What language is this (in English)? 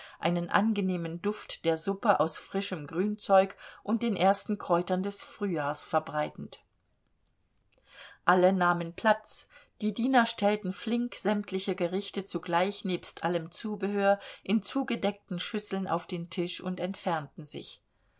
German